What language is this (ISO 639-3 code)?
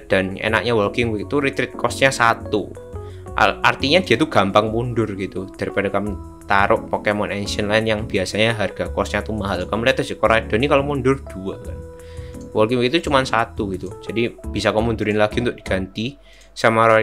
ind